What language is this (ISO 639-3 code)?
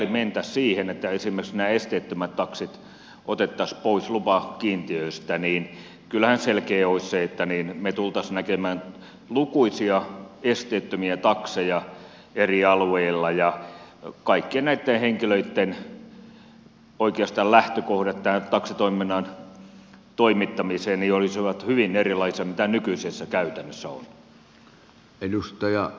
fin